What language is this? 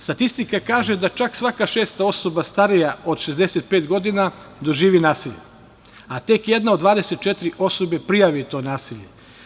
Serbian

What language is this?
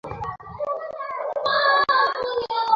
Bangla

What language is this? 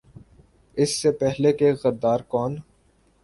Urdu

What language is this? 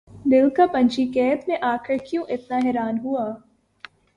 Urdu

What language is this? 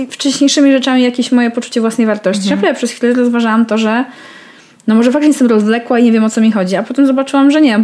Polish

